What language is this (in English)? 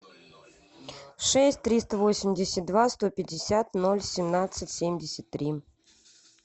Russian